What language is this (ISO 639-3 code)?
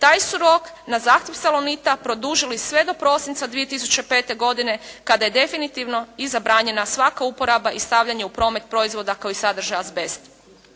hrv